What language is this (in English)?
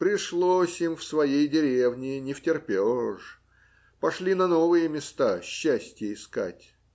Russian